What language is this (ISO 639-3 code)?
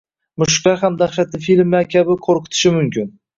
uzb